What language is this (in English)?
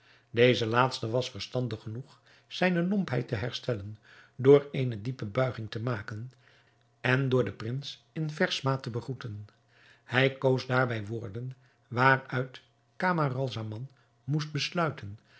Dutch